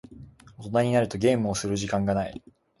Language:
Japanese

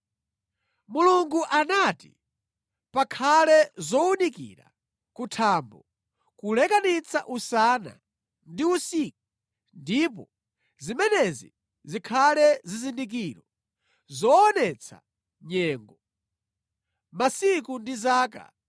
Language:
Nyanja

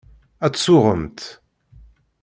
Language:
Kabyle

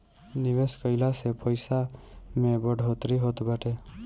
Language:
Bhojpuri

